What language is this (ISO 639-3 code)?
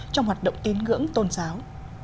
vie